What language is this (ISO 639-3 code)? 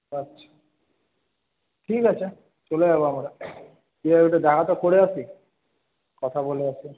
ben